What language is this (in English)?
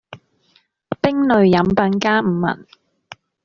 Cantonese